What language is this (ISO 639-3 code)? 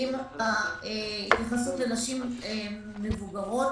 heb